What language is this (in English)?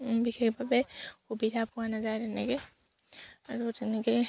Assamese